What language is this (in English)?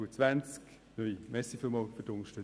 Swiss German